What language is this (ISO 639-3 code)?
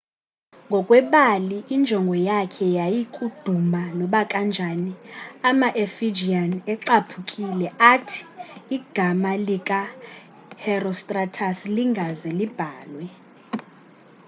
xho